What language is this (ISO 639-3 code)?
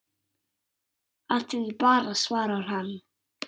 isl